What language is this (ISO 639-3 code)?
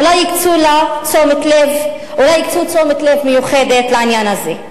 heb